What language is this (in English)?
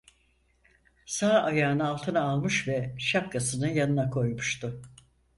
Turkish